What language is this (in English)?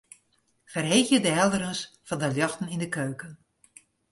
Western Frisian